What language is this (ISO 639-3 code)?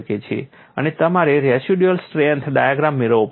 guj